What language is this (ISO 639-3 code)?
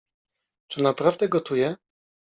pol